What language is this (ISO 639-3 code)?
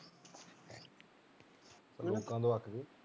pan